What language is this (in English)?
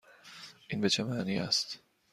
Persian